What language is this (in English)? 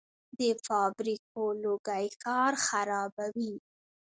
Pashto